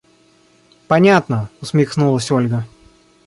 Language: Russian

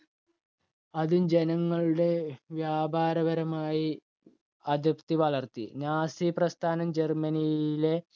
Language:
Malayalam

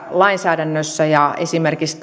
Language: Finnish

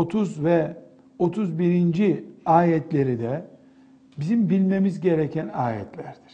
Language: Turkish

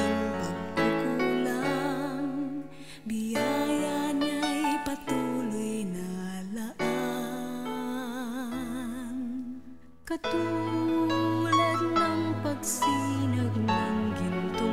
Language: Filipino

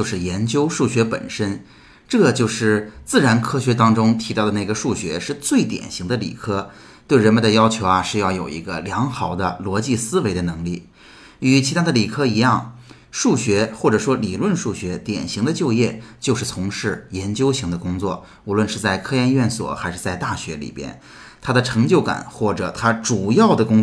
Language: Chinese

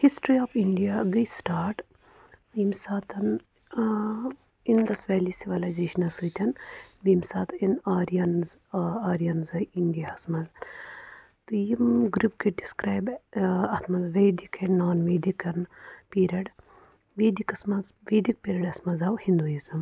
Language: Kashmiri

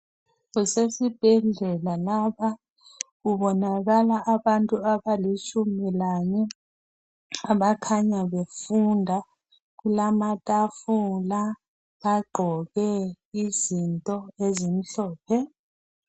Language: North Ndebele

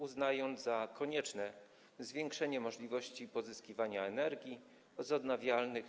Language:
Polish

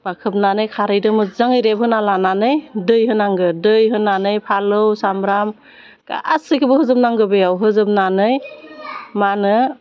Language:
Bodo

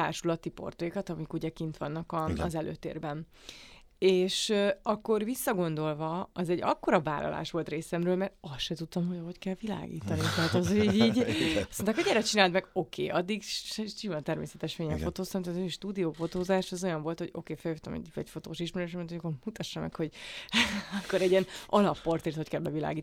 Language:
Hungarian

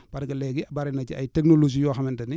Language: Wolof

